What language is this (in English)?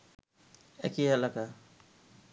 Bangla